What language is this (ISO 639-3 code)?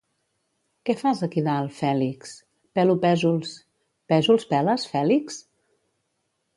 cat